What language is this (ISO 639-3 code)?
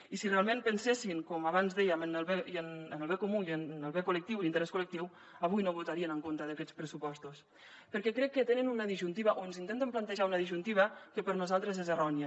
cat